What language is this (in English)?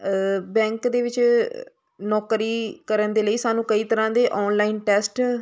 Punjabi